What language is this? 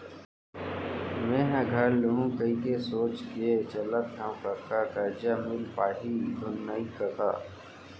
Chhattisgarhi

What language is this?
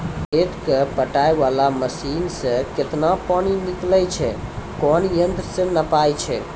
Maithili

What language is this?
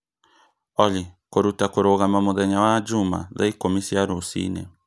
Kikuyu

